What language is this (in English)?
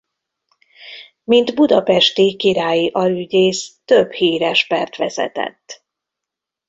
Hungarian